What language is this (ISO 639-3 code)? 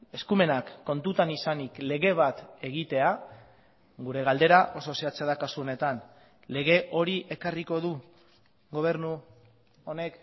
eus